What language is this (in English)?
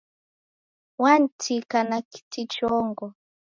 Taita